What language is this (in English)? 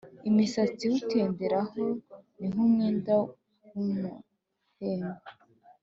Kinyarwanda